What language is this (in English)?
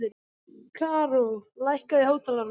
Icelandic